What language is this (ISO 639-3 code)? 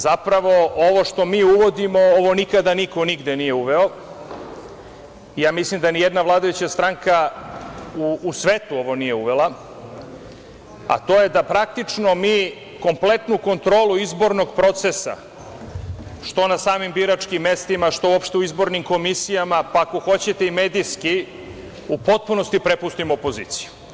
srp